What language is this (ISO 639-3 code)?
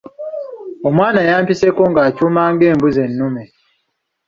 lug